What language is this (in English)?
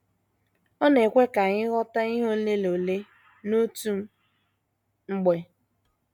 Igbo